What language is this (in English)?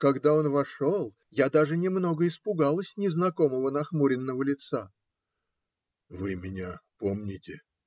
Russian